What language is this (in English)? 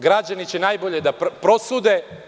Serbian